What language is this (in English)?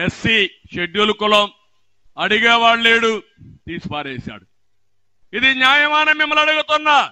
Telugu